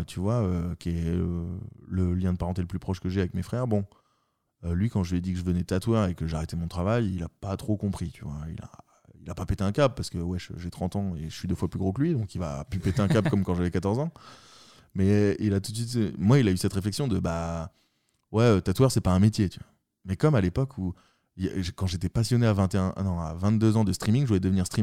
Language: French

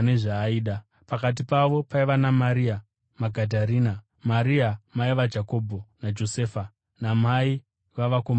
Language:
Shona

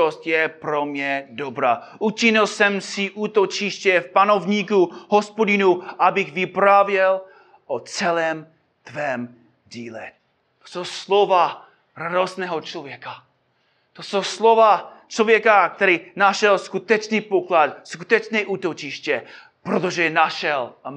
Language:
Czech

